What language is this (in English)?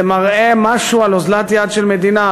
Hebrew